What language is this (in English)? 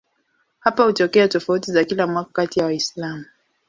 Swahili